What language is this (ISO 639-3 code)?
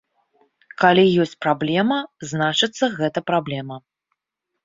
bel